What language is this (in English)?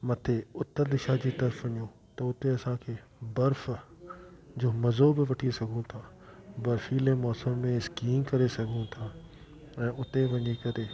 Sindhi